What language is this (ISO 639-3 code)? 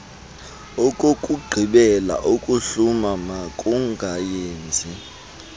xho